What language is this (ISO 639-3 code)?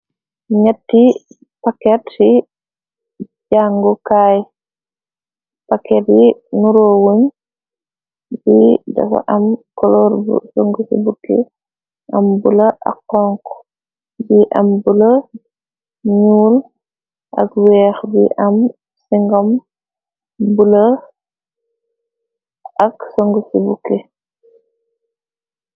wol